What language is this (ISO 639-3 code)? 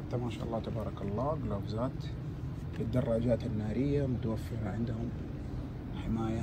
ara